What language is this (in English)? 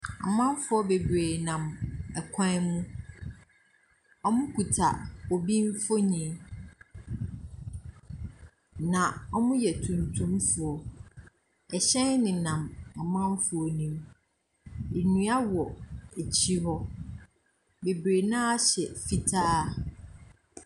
Akan